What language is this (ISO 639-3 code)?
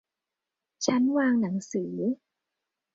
tha